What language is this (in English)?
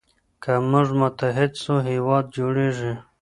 Pashto